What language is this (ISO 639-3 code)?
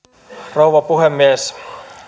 fin